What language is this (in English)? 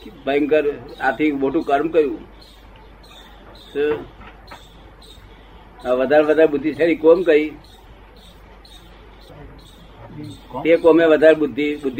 Gujarati